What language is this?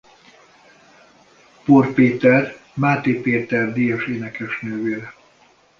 Hungarian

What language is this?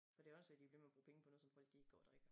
Danish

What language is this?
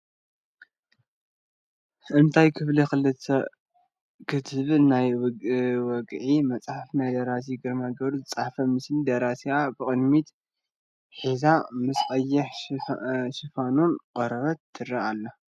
Tigrinya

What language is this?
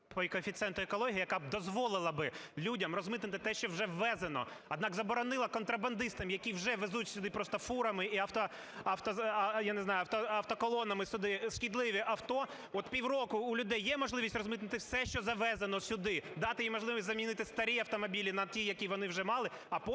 Ukrainian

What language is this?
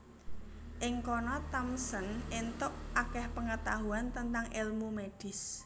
Javanese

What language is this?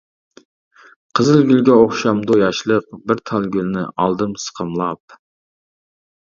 Uyghur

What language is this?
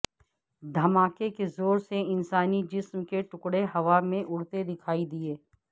Urdu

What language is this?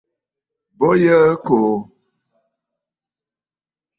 Bafut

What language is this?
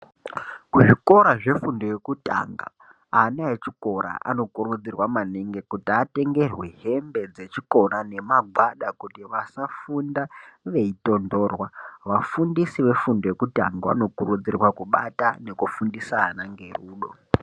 Ndau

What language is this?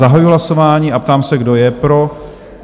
Czech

